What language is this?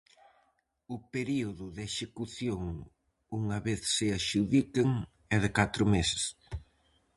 Galician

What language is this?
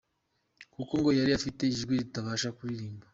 Kinyarwanda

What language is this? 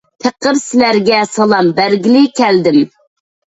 Uyghur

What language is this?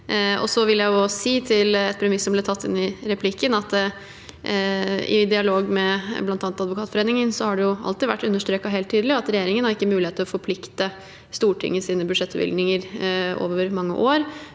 Norwegian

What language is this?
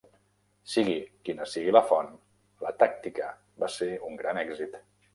Catalan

